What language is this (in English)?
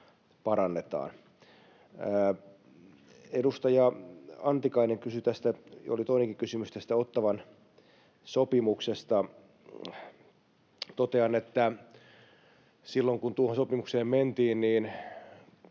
Finnish